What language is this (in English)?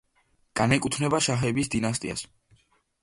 Georgian